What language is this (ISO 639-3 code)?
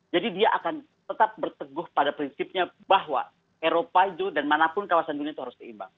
ind